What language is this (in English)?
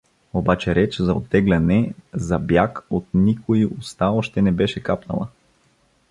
Bulgarian